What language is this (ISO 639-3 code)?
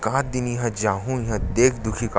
hne